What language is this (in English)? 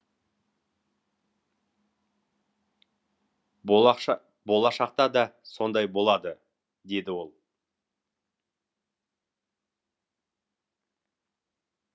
Kazakh